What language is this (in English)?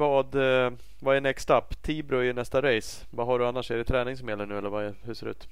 Swedish